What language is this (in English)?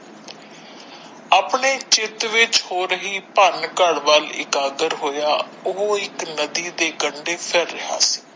Punjabi